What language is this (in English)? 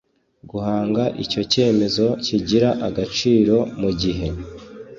Kinyarwanda